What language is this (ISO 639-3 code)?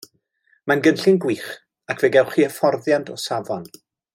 cym